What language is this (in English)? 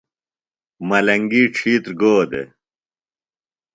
Phalura